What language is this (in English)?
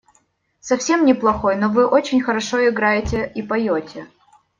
Russian